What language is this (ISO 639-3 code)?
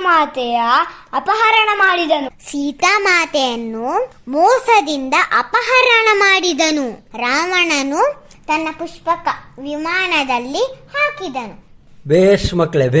kan